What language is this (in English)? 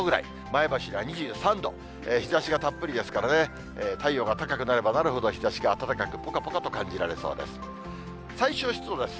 Japanese